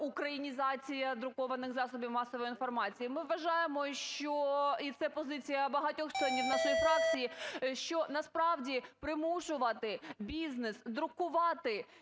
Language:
Ukrainian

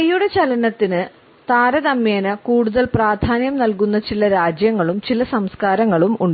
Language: Malayalam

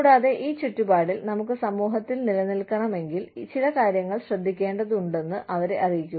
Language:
Malayalam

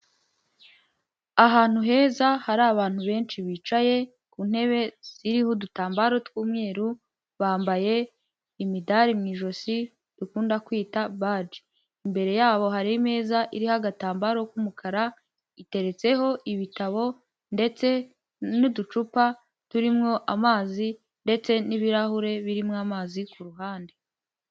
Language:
Kinyarwanda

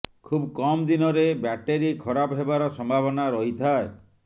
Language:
Odia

